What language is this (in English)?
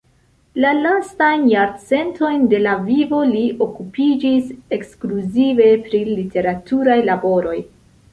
Esperanto